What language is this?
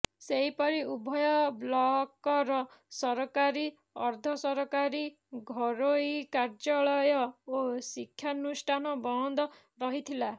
Odia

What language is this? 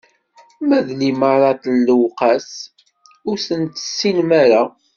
Kabyle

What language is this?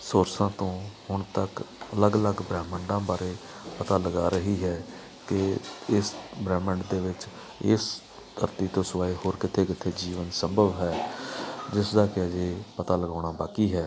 Punjabi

